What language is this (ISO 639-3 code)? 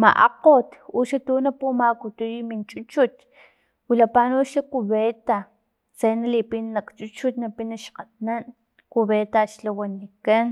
tlp